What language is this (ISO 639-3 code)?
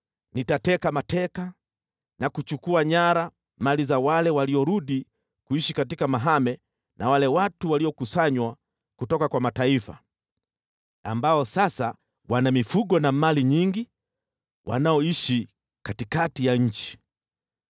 swa